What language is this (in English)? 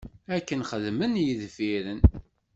Kabyle